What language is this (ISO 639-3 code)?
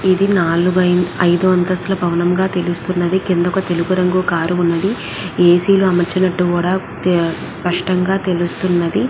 tel